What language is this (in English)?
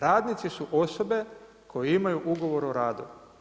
Croatian